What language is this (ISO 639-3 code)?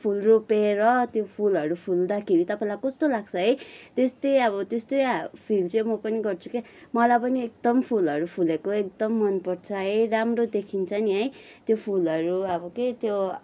nep